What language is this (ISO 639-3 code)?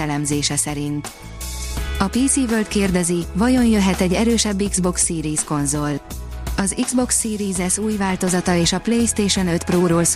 hun